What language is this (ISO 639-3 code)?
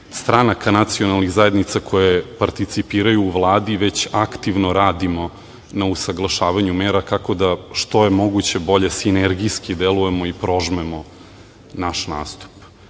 srp